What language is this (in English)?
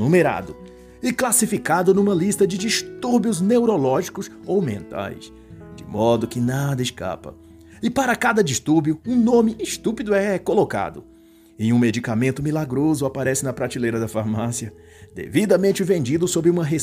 Portuguese